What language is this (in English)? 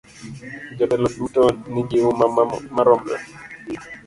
Luo (Kenya and Tanzania)